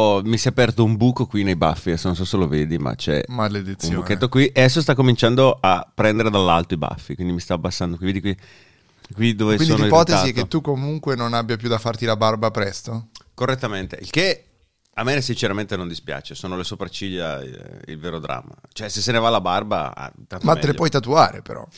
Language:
Italian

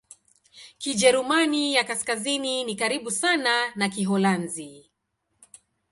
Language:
Swahili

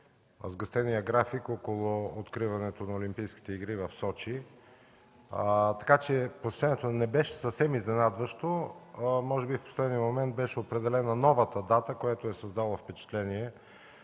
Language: Bulgarian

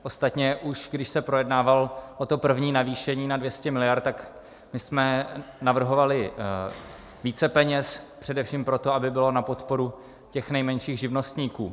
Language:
Czech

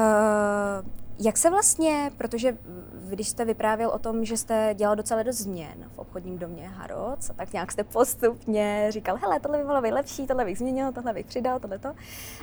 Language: Czech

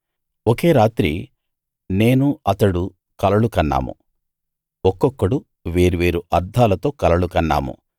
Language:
Telugu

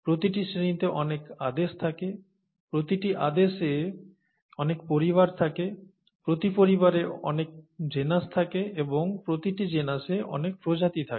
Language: Bangla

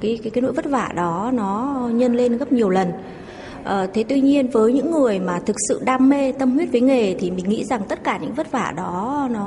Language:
Vietnamese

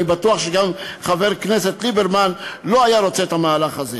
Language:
Hebrew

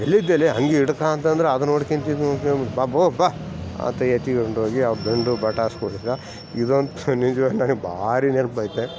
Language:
Kannada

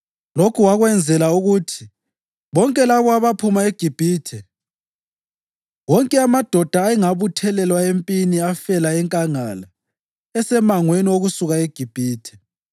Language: North Ndebele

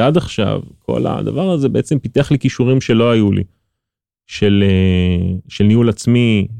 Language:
Hebrew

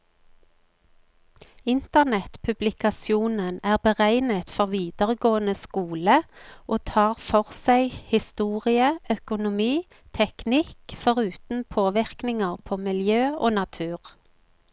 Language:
Norwegian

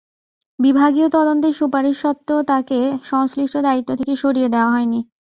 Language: Bangla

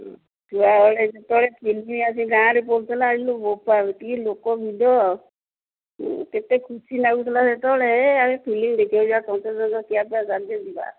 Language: Odia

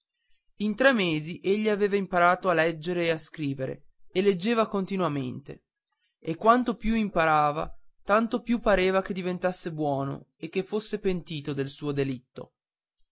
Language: Italian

